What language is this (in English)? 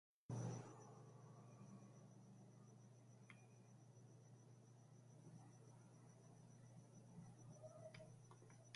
Western Highland Purepecha